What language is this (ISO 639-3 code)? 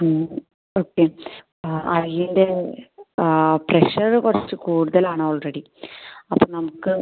mal